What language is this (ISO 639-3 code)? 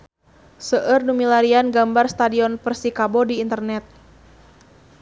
sun